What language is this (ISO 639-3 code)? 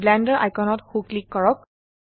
asm